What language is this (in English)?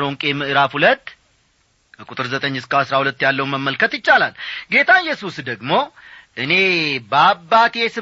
Amharic